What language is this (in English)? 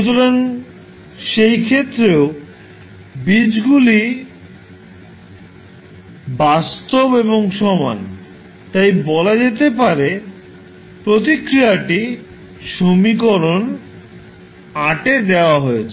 Bangla